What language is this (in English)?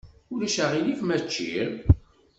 Kabyle